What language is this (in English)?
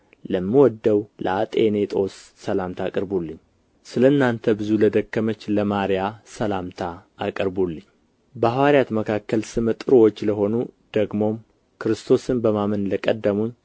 Amharic